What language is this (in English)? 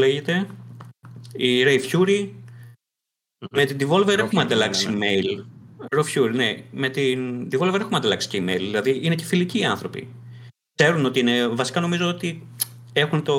Greek